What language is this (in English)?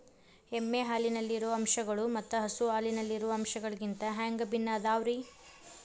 Kannada